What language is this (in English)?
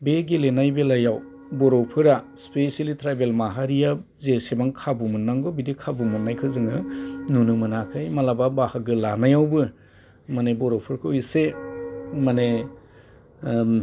Bodo